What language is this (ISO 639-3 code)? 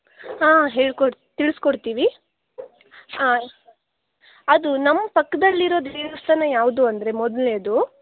kan